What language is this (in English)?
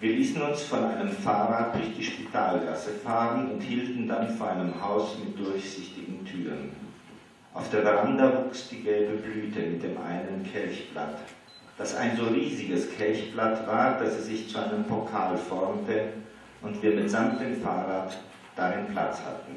Romanian